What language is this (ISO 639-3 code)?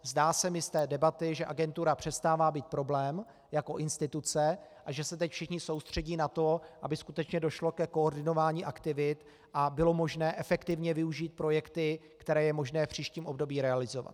ces